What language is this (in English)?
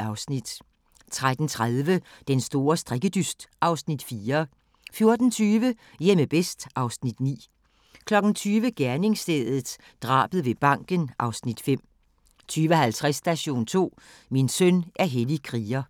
Danish